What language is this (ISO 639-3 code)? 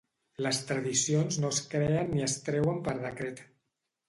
cat